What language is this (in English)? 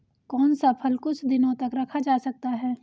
Hindi